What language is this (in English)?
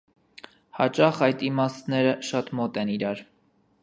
Armenian